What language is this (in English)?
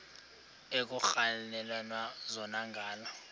Xhosa